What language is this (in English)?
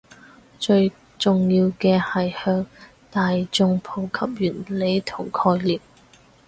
Cantonese